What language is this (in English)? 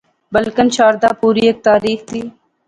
Pahari-Potwari